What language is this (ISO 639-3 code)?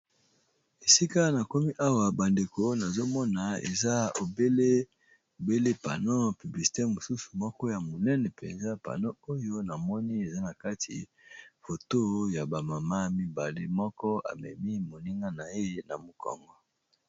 lin